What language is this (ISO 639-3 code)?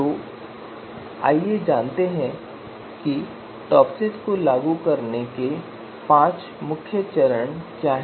hin